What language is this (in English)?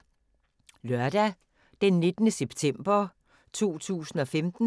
Danish